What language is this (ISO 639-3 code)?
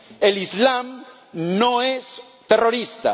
spa